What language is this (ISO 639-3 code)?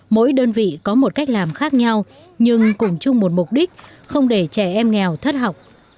vie